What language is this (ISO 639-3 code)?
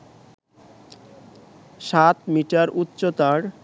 ben